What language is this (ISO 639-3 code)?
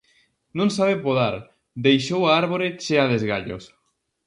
glg